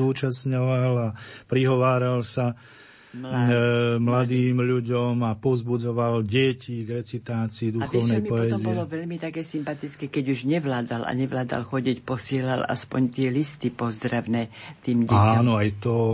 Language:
Slovak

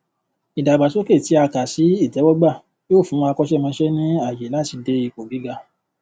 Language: Yoruba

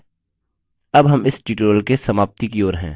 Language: Hindi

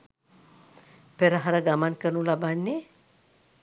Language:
Sinhala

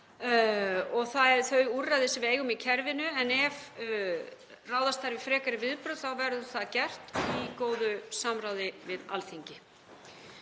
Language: Icelandic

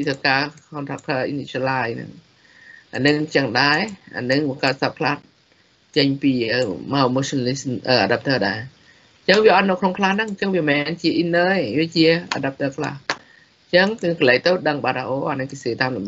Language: Thai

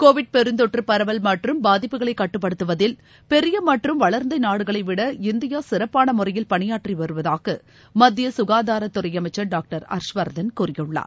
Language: Tamil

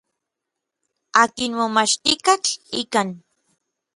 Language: Orizaba Nahuatl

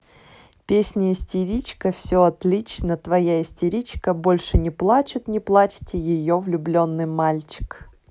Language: Russian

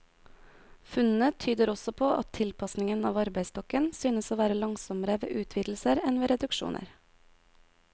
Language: Norwegian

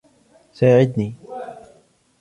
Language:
Arabic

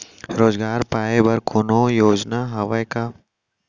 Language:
Chhattisgarhi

